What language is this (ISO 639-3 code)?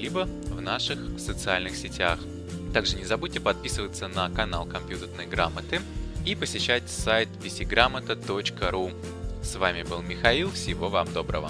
rus